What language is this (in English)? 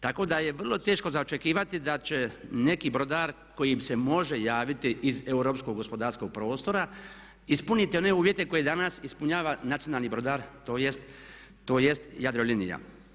Croatian